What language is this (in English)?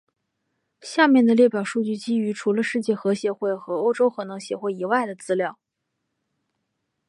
Chinese